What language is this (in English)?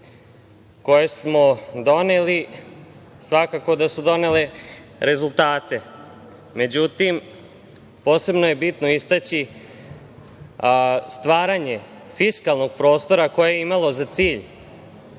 Serbian